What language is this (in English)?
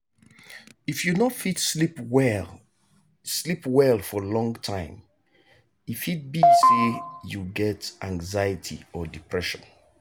Nigerian Pidgin